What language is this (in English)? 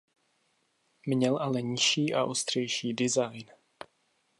Czech